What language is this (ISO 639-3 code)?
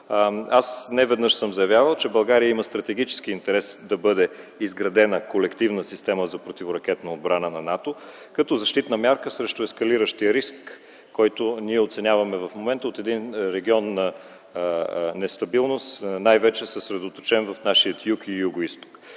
bul